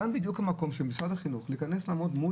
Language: Hebrew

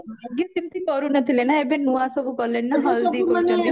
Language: Odia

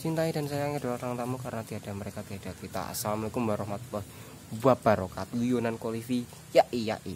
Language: Indonesian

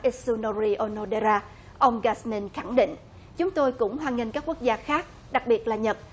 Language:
Vietnamese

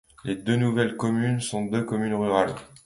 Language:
French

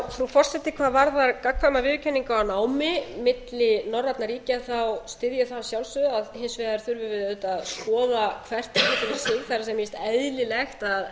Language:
Icelandic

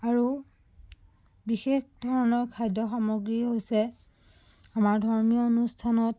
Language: Assamese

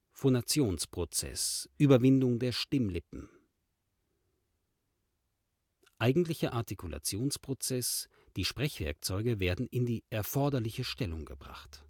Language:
German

